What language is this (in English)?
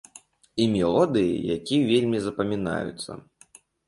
Belarusian